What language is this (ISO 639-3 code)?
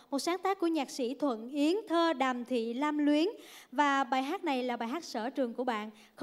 vie